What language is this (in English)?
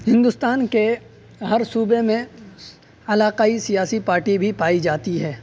Urdu